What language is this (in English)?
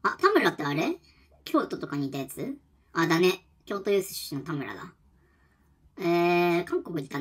Japanese